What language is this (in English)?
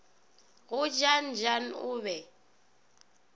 Northern Sotho